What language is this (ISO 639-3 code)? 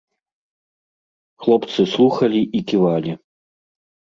bel